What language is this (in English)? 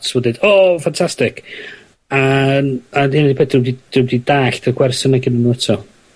Welsh